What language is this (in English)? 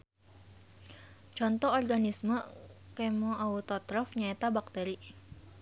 Sundanese